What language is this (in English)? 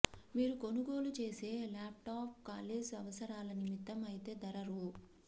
Telugu